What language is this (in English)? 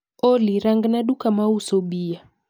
Luo (Kenya and Tanzania)